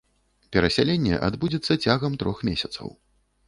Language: Belarusian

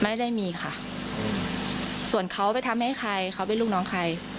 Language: Thai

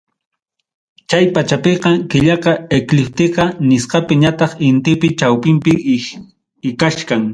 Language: Ayacucho Quechua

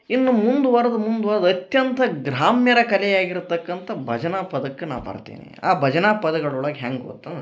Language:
Kannada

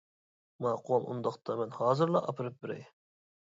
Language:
Uyghur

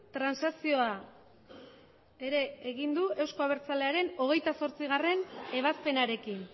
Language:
Basque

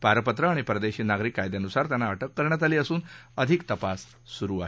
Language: Marathi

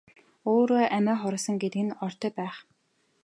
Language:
Mongolian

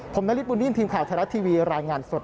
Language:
Thai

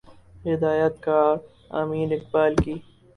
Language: Urdu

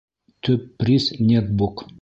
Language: Bashkir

